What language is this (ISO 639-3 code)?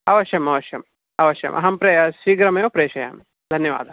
san